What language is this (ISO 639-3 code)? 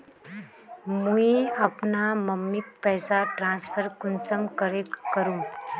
mag